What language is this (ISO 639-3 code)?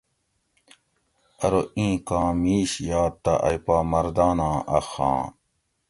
gwc